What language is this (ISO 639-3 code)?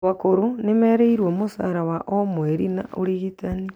kik